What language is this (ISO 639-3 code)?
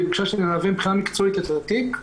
heb